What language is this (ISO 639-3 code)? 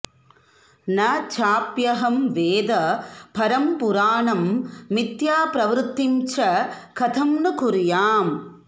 san